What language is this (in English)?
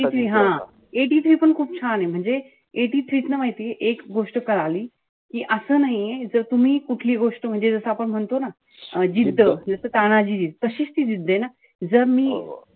Marathi